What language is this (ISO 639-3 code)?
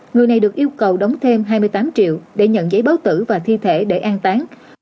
vie